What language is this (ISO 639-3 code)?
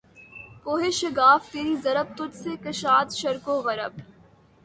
urd